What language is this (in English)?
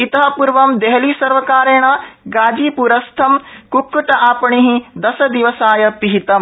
Sanskrit